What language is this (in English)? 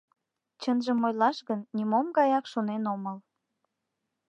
Mari